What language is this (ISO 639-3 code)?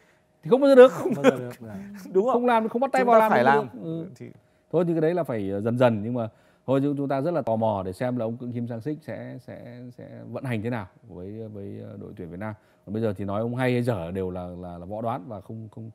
vie